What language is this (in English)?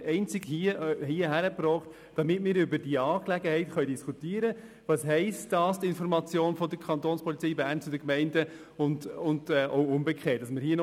Swiss German